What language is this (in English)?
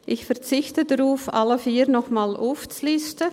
Swiss German